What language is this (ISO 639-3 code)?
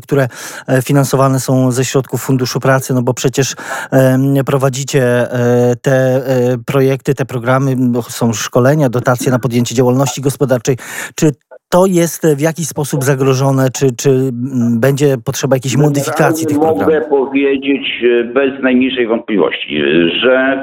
pol